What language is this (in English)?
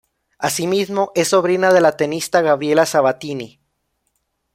Spanish